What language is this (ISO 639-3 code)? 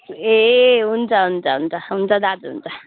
nep